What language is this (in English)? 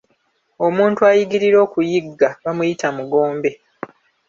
Ganda